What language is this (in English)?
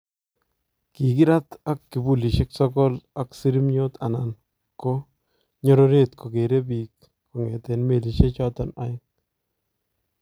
Kalenjin